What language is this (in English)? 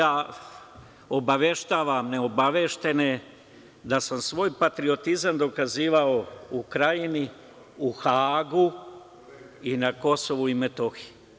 Serbian